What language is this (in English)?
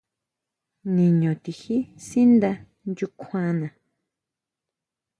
Huautla Mazatec